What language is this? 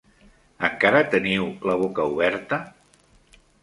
Catalan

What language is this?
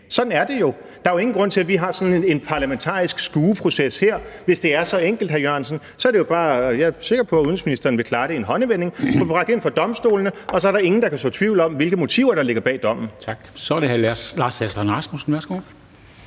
Danish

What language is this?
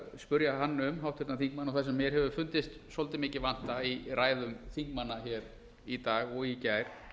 Icelandic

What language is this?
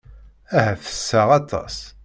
Kabyle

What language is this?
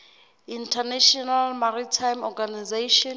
Southern Sotho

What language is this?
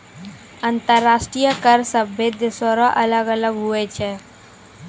Maithili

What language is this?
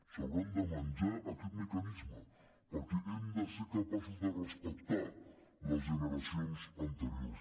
Catalan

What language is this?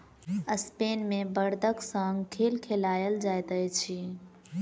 Maithili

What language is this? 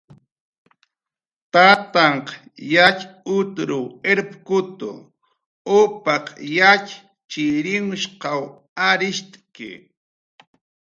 Jaqaru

